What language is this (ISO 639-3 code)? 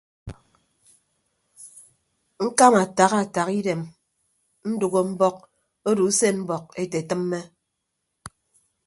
ibb